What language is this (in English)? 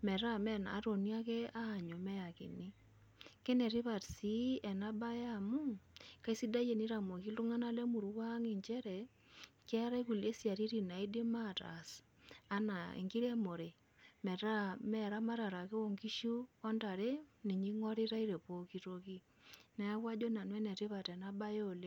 Masai